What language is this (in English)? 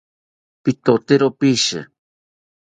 South Ucayali Ashéninka